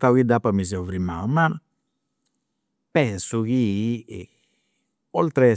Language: Campidanese Sardinian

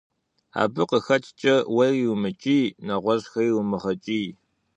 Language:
Kabardian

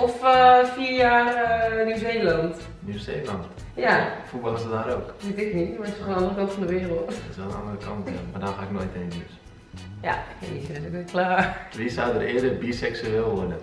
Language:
Dutch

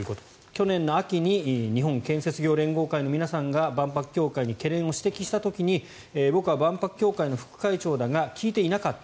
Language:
Japanese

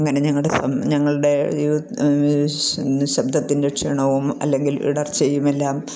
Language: Malayalam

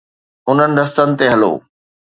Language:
Sindhi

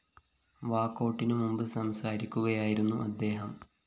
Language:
Malayalam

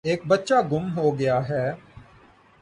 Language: Urdu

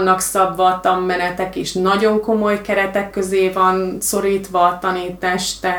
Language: Hungarian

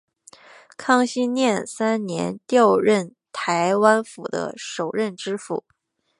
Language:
Chinese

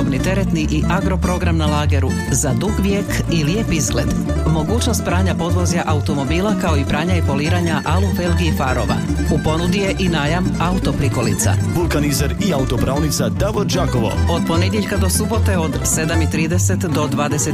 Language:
Croatian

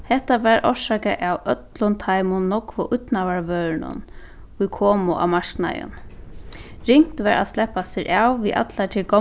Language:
Faroese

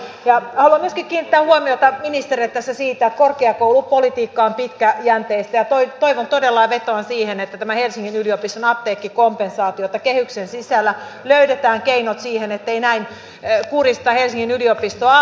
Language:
Finnish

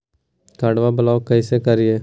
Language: Magahi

